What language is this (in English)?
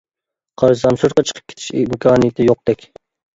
Uyghur